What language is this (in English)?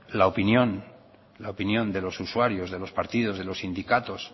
Spanish